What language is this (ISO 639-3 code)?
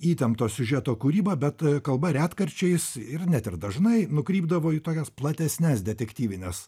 lit